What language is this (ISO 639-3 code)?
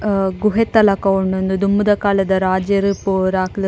tcy